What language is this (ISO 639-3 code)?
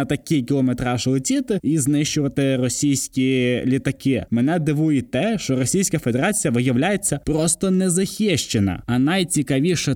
ukr